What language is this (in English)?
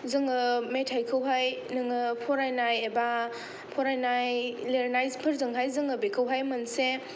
Bodo